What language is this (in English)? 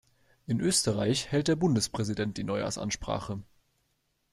German